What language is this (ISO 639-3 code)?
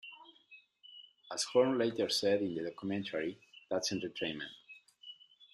eng